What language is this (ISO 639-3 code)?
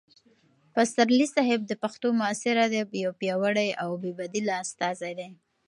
pus